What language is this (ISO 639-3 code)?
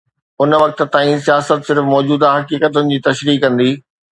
snd